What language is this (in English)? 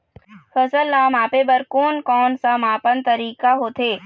Chhattisgarhi